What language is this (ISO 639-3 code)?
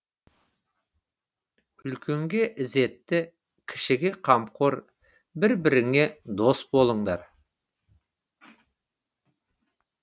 kaz